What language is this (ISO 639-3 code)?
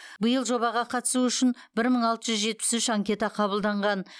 kaz